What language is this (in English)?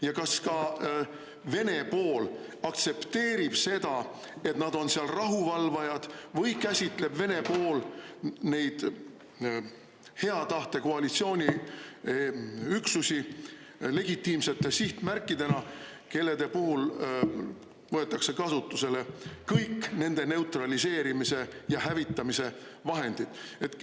Estonian